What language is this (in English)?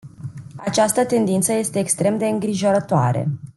Romanian